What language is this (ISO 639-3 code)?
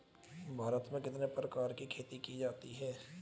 hin